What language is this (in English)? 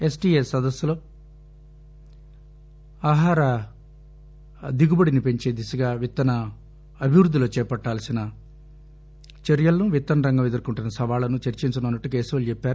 Telugu